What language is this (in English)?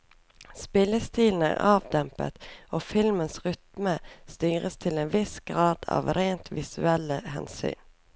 Norwegian